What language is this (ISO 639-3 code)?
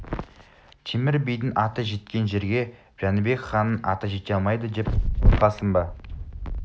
kaz